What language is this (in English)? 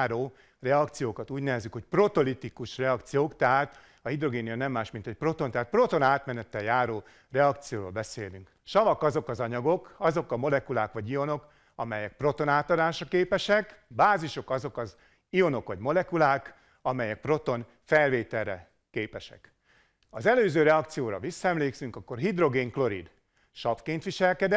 Hungarian